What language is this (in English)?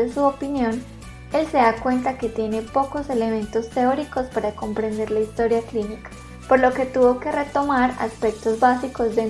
Spanish